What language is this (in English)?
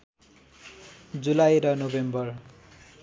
Nepali